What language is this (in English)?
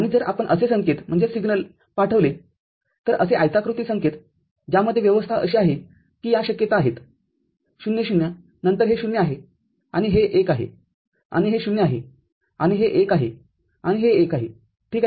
Marathi